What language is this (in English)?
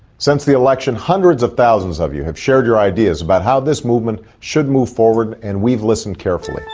English